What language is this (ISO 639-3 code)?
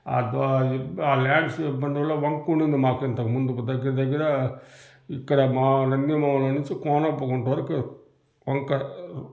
tel